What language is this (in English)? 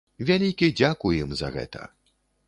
Belarusian